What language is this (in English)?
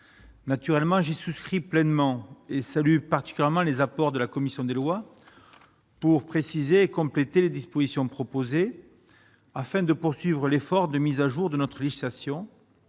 French